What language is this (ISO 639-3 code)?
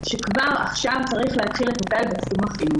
heb